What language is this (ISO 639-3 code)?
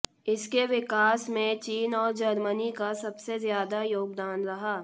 hin